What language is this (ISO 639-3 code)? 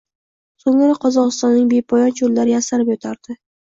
uzb